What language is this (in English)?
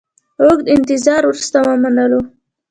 Pashto